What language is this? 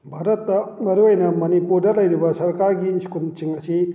Manipuri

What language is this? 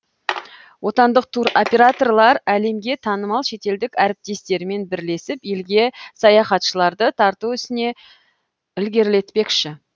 Kazakh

